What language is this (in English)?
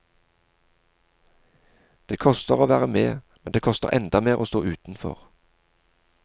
Norwegian